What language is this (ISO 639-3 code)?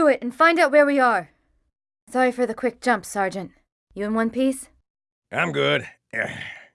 eng